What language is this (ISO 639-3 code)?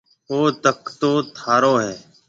mve